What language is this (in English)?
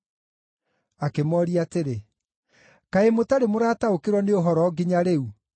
Kikuyu